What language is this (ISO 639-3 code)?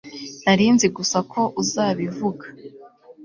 kin